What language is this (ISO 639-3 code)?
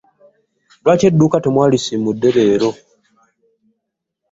lug